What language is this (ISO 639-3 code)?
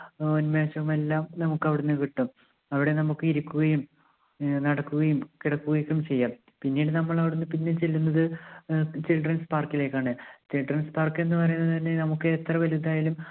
mal